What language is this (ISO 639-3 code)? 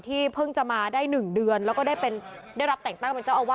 tha